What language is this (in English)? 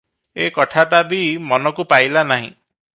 Odia